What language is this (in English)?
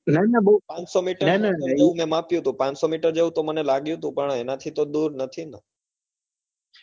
Gujarati